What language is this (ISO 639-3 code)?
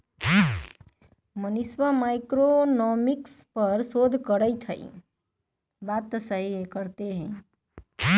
mag